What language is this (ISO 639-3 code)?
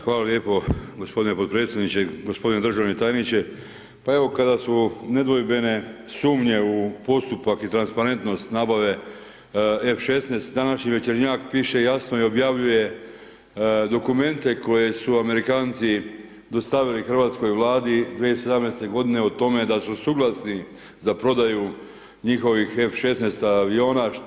hrv